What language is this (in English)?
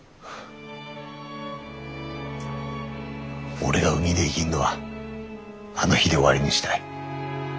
Japanese